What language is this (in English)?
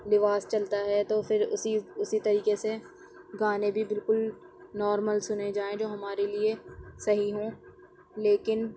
Urdu